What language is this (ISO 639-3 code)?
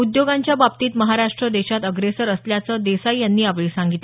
mar